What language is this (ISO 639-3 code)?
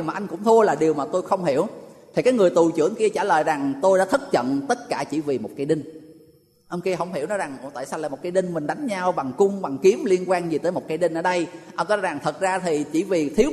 vie